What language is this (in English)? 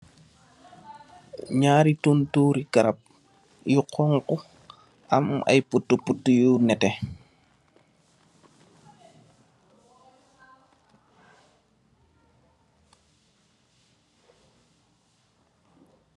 Wolof